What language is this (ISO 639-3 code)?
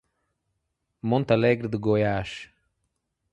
por